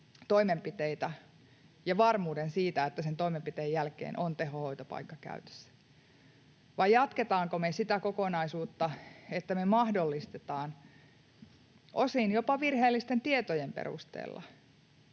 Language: Finnish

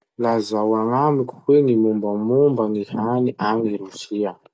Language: Masikoro Malagasy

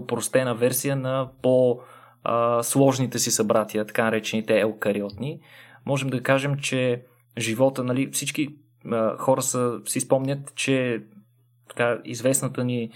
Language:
Bulgarian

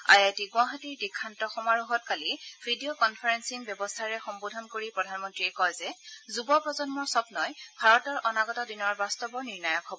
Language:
Assamese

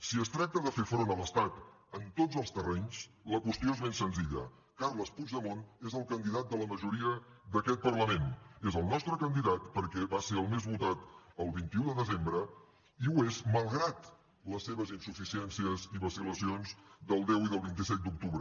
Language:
Catalan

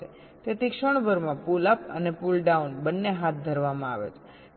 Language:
Gujarati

